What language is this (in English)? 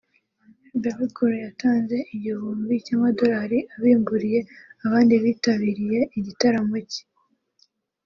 Kinyarwanda